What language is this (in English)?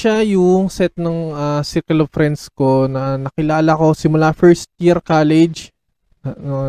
Filipino